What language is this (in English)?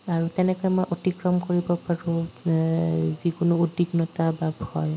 Assamese